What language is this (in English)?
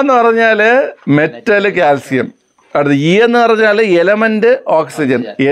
Malayalam